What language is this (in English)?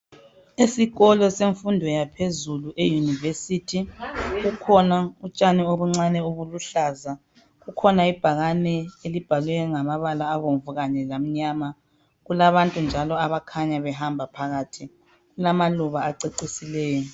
North Ndebele